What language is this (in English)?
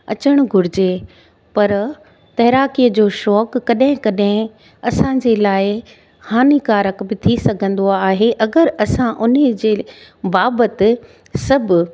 Sindhi